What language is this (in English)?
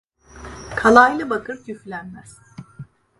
Turkish